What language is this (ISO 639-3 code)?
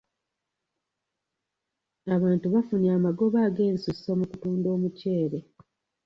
lug